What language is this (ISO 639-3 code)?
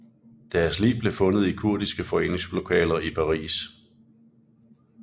dan